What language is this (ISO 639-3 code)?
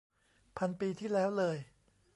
tha